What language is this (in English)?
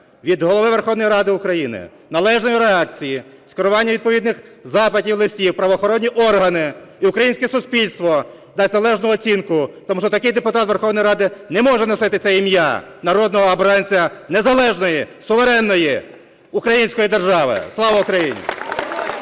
Ukrainian